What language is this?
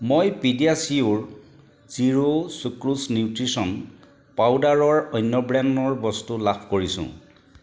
Assamese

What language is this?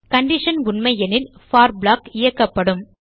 Tamil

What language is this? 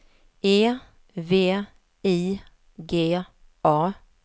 Swedish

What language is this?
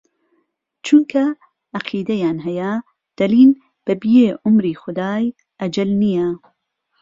Central Kurdish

